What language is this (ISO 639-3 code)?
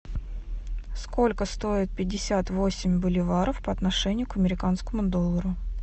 rus